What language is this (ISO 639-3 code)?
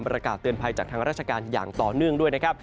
tha